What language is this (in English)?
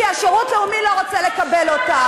Hebrew